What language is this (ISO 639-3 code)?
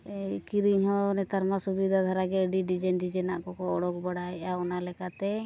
sat